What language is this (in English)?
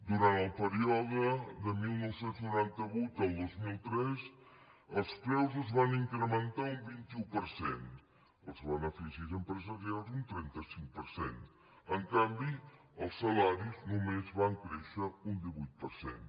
Catalan